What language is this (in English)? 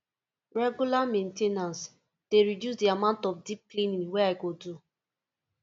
Nigerian Pidgin